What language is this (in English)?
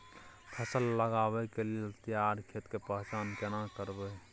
Maithili